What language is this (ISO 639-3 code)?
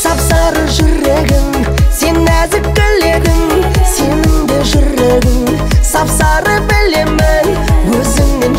ara